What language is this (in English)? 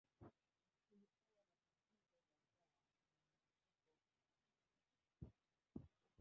Swahili